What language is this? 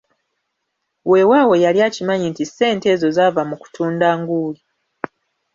Ganda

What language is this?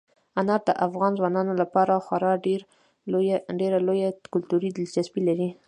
Pashto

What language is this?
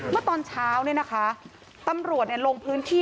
Thai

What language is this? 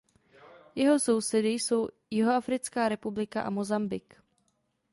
Czech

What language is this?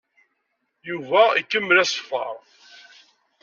Kabyle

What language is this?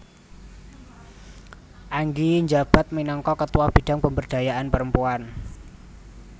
Javanese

